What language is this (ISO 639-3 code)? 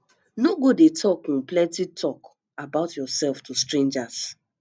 pcm